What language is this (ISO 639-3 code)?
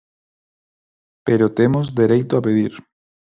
glg